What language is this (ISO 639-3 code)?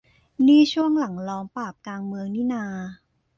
tha